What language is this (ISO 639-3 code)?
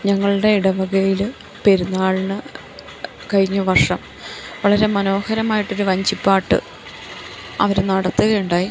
mal